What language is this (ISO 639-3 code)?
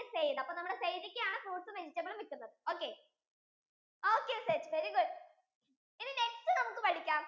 mal